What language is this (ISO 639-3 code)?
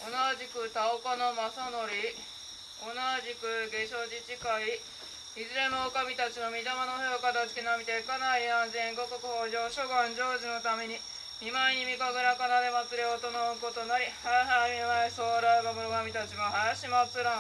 jpn